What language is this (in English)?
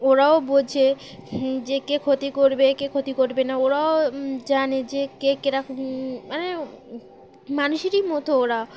Bangla